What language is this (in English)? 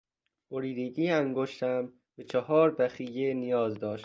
Persian